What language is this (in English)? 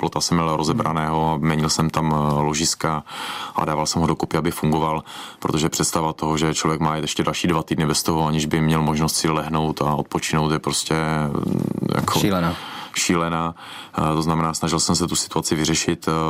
Czech